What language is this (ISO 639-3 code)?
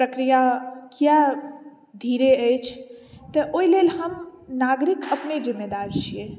mai